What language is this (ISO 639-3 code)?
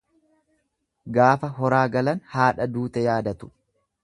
orm